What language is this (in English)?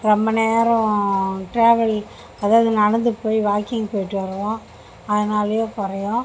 Tamil